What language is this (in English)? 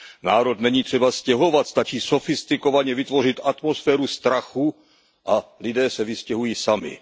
Czech